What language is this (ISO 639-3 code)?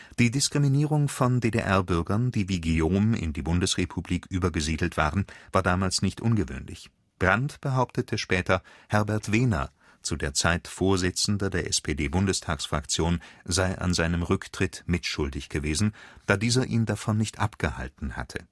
deu